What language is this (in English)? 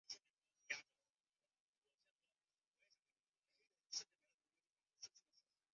Chinese